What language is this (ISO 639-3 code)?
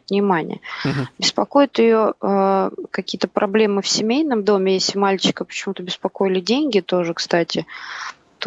rus